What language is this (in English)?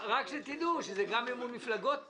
Hebrew